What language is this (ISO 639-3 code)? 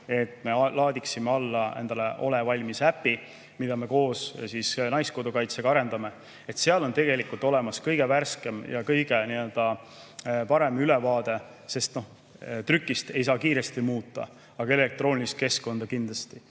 est